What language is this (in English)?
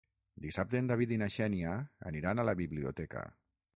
Catalan